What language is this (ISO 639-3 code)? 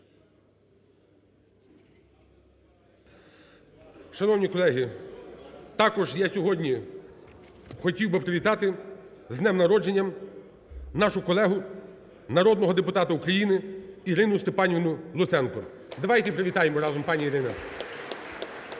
ukr